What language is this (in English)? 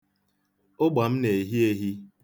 Igbo